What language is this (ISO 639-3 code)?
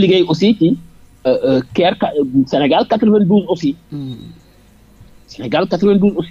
fra